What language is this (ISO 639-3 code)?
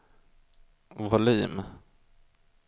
swe